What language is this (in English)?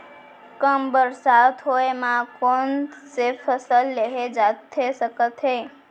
Chhattisgarhi